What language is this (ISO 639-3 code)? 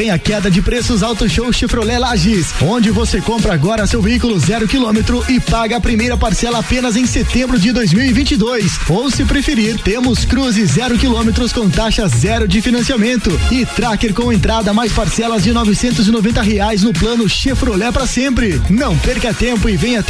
por